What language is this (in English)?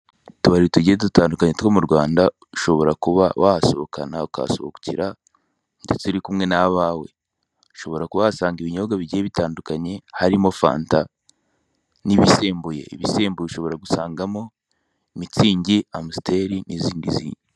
Kinyarwanda